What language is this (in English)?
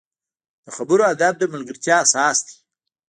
Pashto